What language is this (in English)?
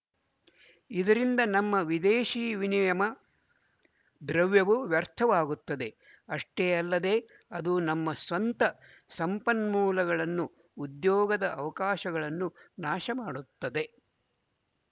Kannada